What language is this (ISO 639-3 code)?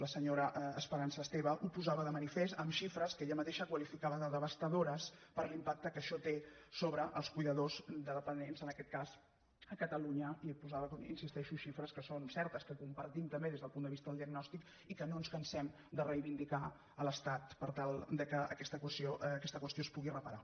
cat